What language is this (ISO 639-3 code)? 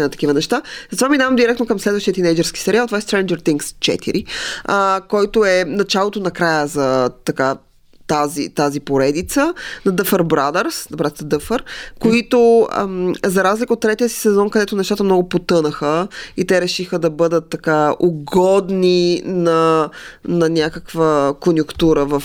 bul